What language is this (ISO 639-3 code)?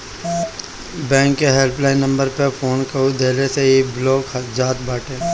bho